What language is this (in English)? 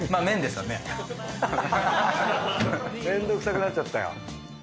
Japanese